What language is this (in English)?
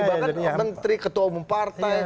Indonesian